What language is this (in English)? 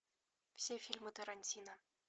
Russian